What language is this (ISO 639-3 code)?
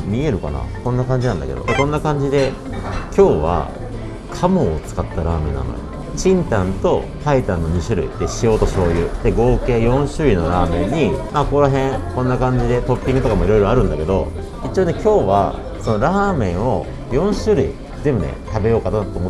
jpn